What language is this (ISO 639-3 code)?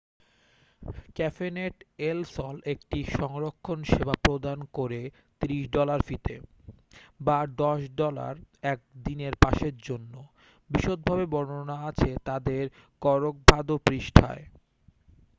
ben